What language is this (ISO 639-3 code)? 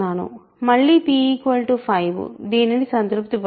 tel